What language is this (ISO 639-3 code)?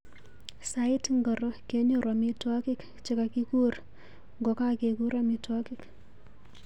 kln